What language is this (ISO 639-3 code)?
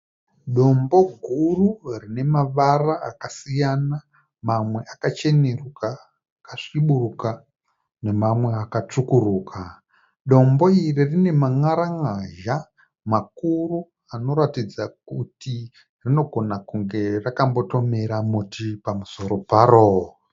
sna